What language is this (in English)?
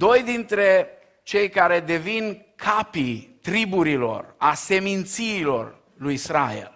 Romanian